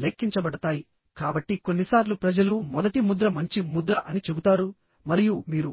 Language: Telugu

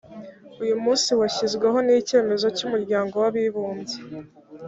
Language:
Kinyarwanda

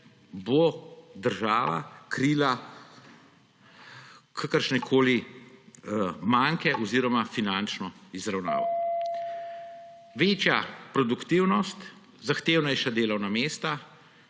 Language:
Slovenian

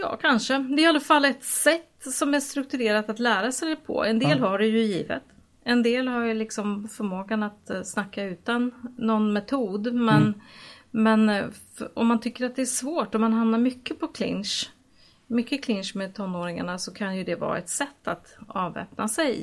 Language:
Swedish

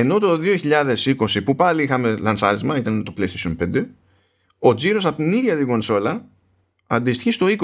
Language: Greek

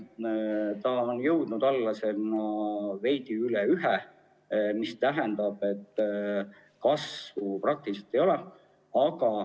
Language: Estonian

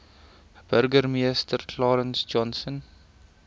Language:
Afrikaans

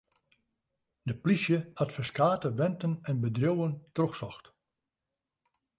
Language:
Western Frisian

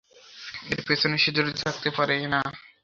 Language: Bangla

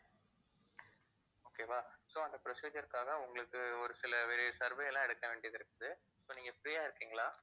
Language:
Tamil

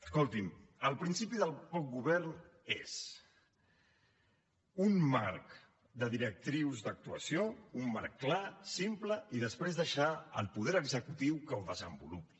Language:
Catalan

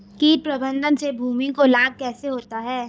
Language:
Hindi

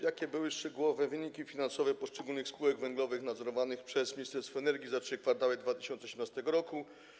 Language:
Polish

